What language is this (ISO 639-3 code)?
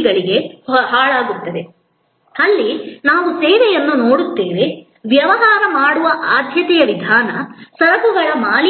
kan